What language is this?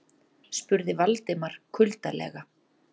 Icelandic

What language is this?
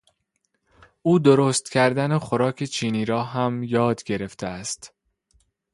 Persian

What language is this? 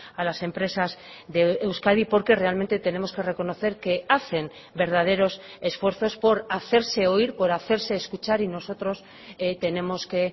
Spanish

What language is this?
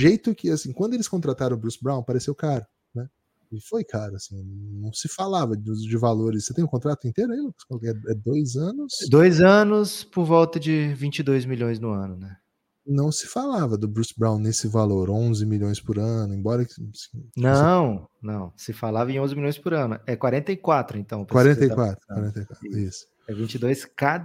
Portuguese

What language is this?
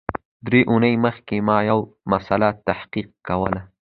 Pashto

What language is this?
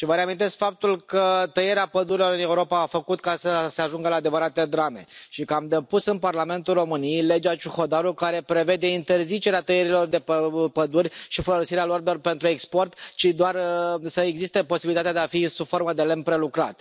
Romanian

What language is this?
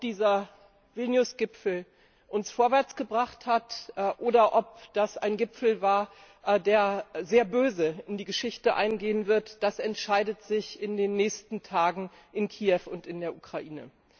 German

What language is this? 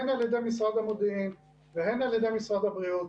Hebrew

